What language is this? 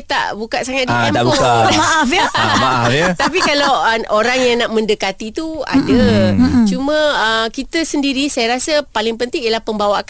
Malay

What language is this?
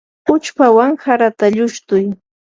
Yanahuanca Pasco Quechua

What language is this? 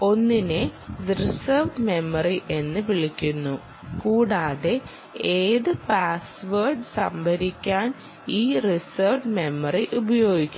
Malayalam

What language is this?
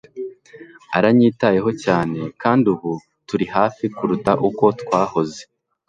Kinyarwanda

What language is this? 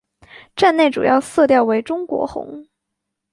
Chinese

